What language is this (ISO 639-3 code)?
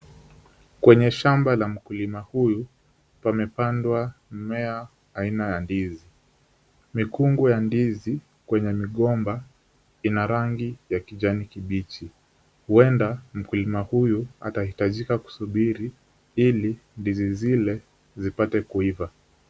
swa